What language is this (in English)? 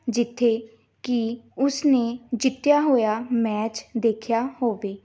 Punjabi